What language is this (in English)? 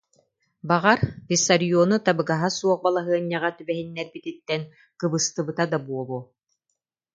Yakut